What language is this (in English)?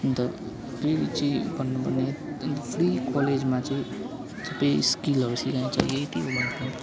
Nepali